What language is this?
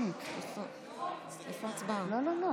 Hebrew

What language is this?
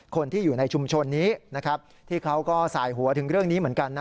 Thai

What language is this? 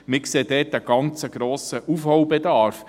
Swiss German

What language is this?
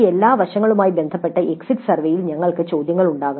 Malayalam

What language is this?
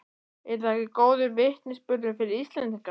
Icelandic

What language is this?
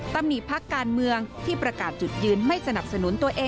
Thai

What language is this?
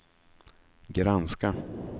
Swedish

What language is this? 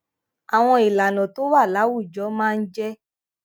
Yoruba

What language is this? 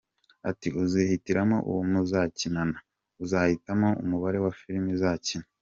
Kinyarwanda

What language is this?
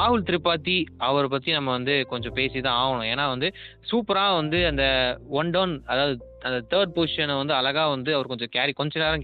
Tamil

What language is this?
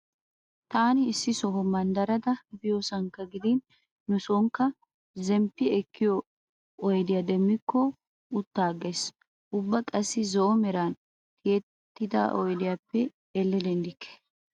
Wolaytta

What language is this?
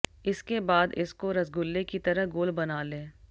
Hindi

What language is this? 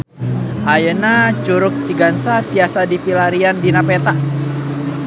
Sundanese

